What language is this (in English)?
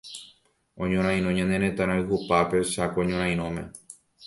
Guarani